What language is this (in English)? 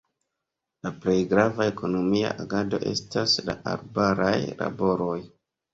Esperanto